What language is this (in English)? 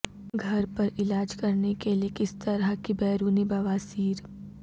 Urdu